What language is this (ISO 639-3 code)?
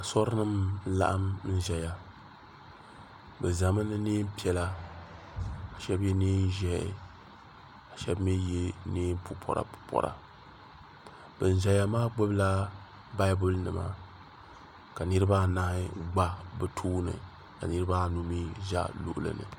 dag